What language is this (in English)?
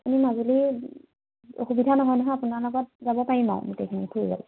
Assamese